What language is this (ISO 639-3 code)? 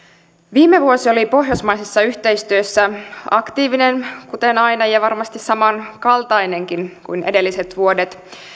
fin